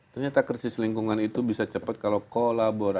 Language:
Indonesian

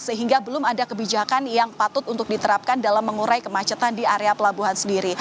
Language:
Indonesian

